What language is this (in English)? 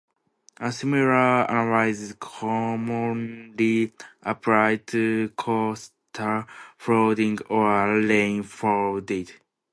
English